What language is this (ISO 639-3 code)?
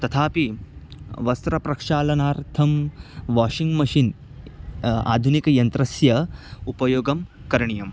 san